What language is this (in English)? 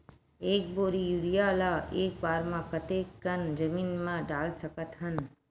Chhattisgarhi